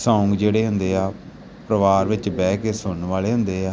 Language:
Punjabi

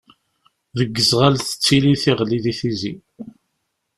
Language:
Kabyle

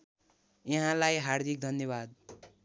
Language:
Nepali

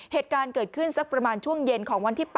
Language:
Thai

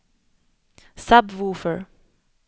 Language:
Swedish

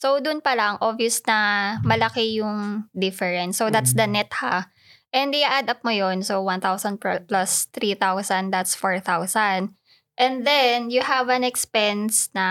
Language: Filipino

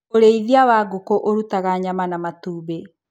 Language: Kikuyu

